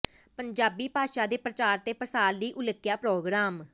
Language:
Punjabi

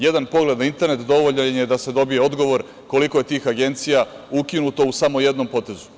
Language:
Serbian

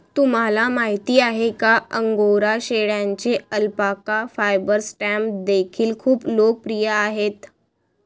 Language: Marathi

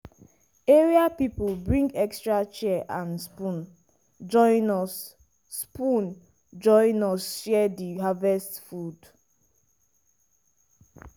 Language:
Nigerian Pidgin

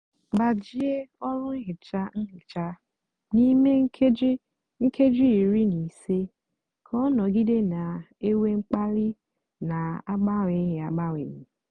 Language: Igbo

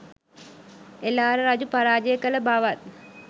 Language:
Sinhala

